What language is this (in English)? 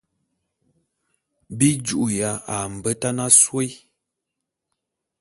Bulu